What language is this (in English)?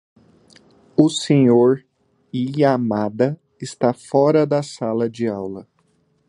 Portuguese